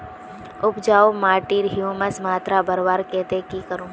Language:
Magahi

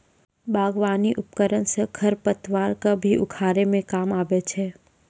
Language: Maithili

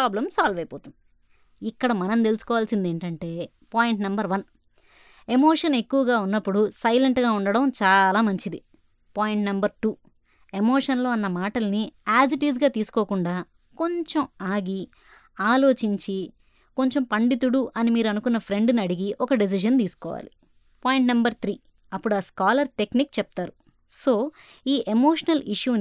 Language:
Telugu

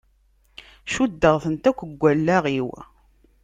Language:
Kabyle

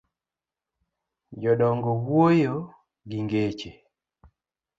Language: Luo (Kenya and Tanzania)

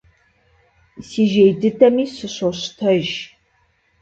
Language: Kabardian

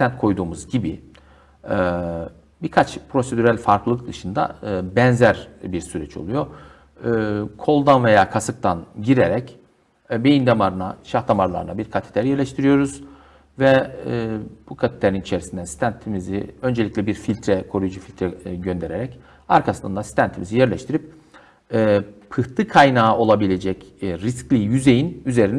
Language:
Turkish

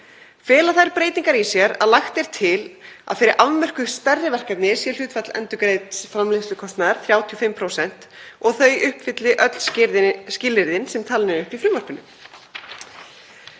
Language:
Icelandic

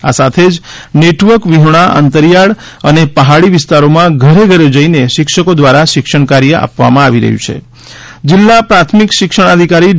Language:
Gujarati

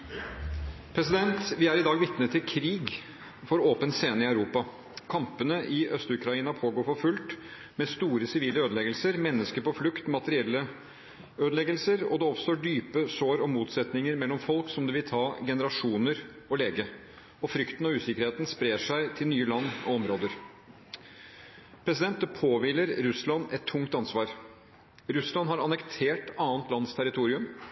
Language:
Norwegian Bokmål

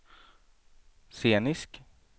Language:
Swedish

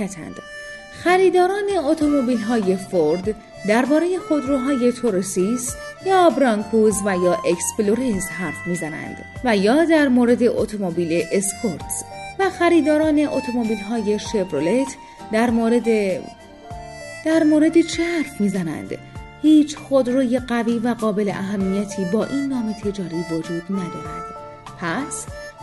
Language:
Persian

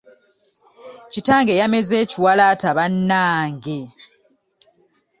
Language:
Ganda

